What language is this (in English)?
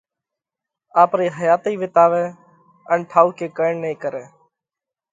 Parkari Koli